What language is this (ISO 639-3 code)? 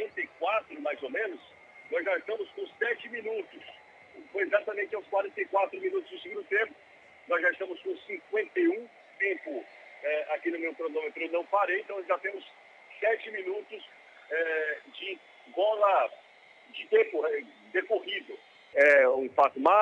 por